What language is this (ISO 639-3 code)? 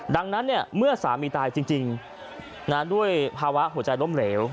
tha